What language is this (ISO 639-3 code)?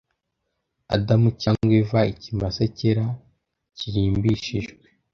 kin